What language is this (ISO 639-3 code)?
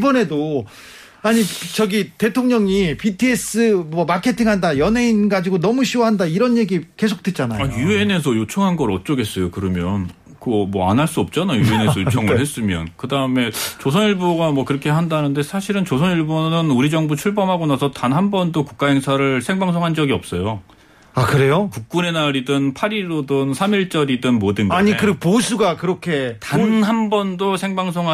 kor